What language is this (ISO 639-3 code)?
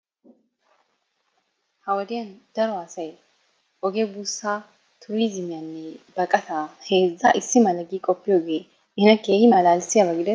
wal